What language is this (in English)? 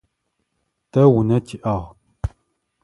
Adyghe